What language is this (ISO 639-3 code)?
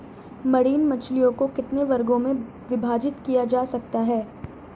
hin